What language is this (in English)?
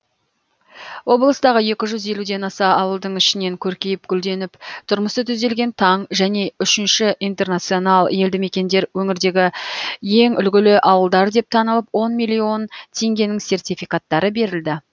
Kazakh